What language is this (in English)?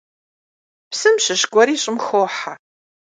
Kabardian